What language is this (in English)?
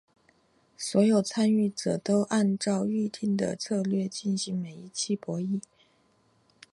Chinese